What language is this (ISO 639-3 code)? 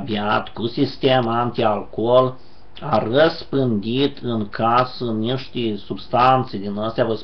ron